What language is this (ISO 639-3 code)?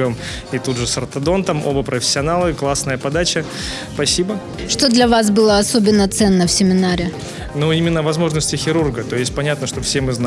rus